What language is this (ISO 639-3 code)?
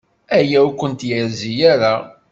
kab